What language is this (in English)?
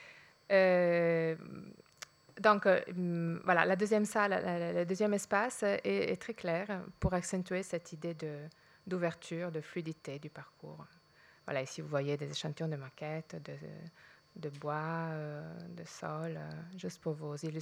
French